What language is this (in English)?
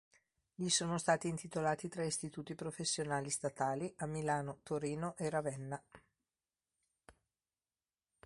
Italian